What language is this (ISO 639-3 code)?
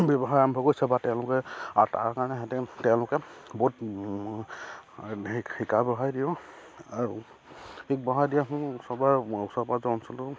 asm